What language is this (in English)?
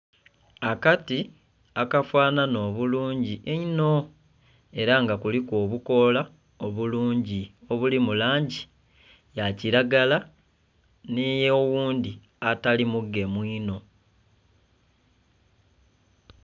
Soga